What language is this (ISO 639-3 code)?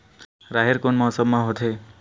hne